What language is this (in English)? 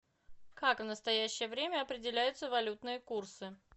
Russian